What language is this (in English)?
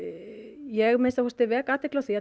Icelandic